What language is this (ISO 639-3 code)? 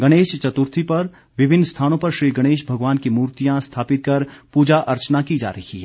hin